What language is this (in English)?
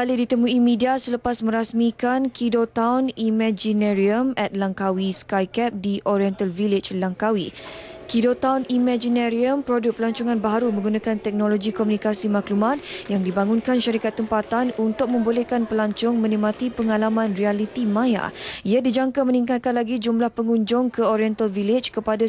Malay